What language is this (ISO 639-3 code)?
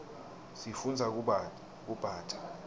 ssw